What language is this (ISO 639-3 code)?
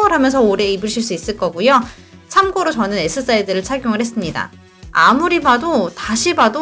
kor